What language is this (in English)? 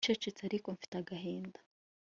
Kinyarwanda